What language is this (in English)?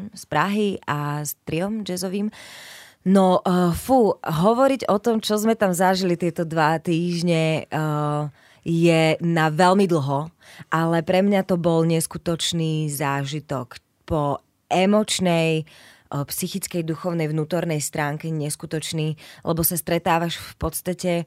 Slovak